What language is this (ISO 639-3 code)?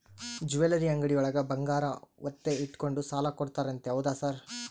kan